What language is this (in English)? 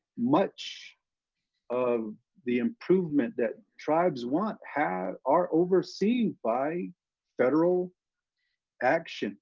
English